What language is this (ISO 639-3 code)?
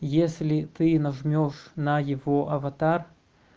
rus